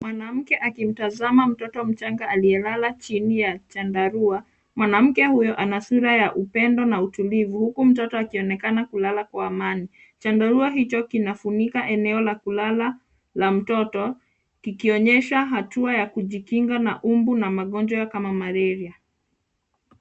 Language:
Swahili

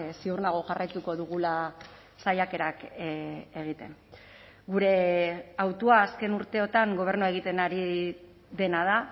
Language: Basque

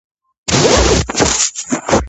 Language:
Georgian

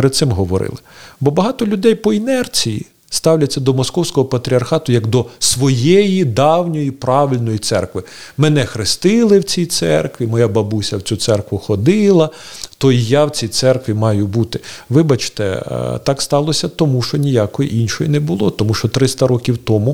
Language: Ukrainian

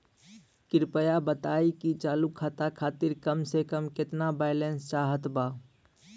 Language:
Bhojpuri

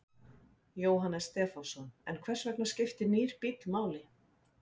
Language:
Icelandic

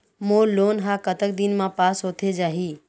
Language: Chhattisgarhi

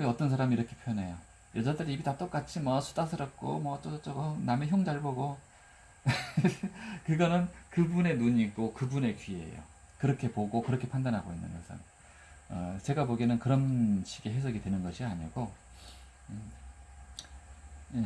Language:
Korean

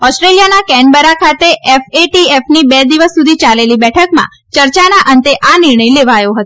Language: Gujarati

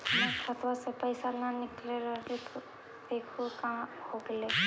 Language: Magahi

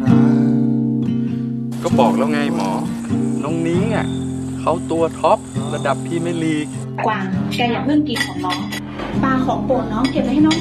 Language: Thai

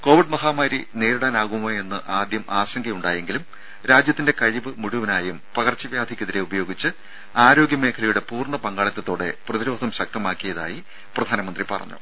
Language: Malayalam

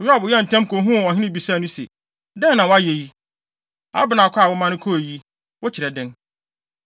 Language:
Akan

